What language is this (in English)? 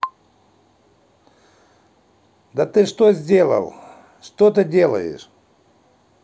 Russian